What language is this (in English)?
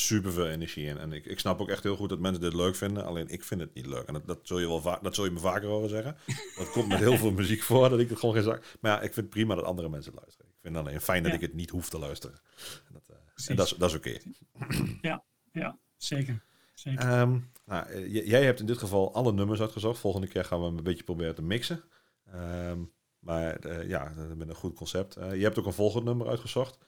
Dutch